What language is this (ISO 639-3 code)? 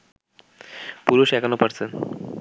ben